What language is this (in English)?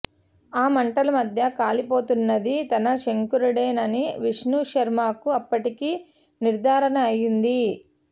Telugu